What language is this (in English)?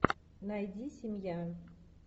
Russian